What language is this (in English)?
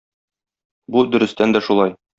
Tatar